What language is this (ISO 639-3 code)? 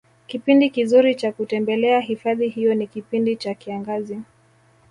swa